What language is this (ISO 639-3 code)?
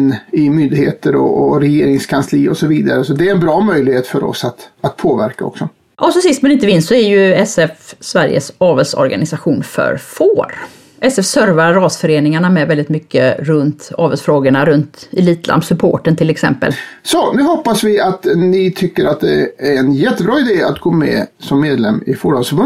swe